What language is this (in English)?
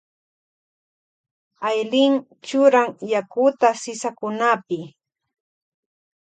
Loja Highland Quichua